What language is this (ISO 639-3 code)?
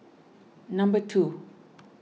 eng